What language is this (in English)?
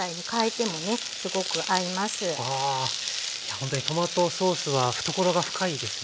Japanese